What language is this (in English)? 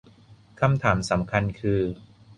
Thai